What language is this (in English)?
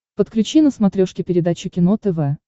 Russian